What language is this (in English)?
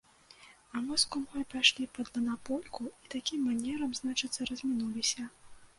Belarusian